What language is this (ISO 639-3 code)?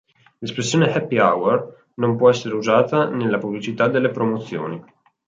ita